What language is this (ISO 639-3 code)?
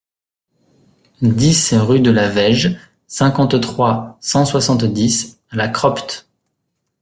fra